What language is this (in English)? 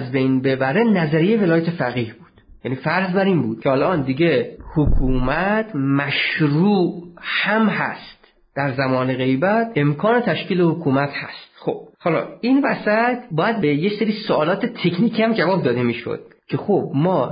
Persian